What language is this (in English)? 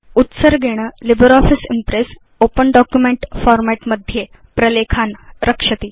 Sanskrit